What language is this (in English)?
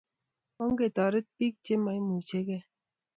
Kalenjin